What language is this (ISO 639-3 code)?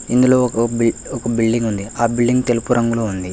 tel